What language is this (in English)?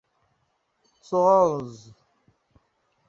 Igbo